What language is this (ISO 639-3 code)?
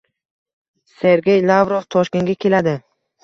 uzb